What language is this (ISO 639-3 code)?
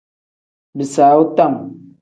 kdh